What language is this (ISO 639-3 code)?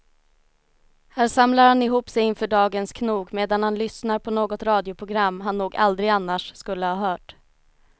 swe